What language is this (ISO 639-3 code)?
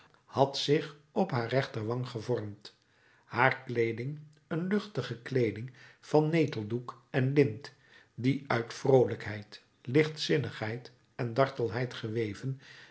nld